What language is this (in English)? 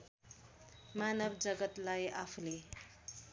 Nepali